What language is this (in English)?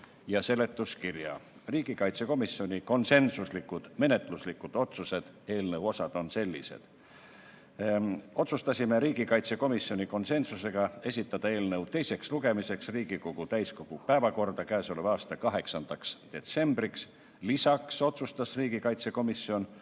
Estonian